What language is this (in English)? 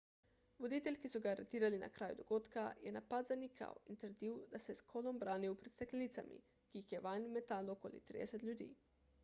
Slovenian